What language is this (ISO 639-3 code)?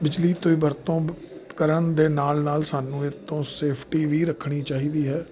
pan